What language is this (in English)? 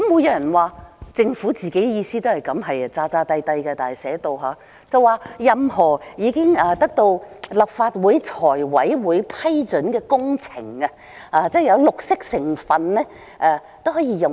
Cantonese